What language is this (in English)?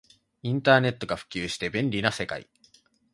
Japanese